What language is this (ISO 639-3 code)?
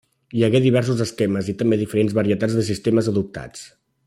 cat